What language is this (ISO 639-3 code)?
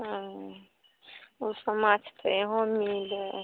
mai